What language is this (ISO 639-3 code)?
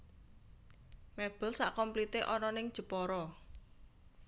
jav